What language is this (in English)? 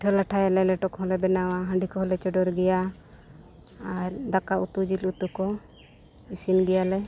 Santali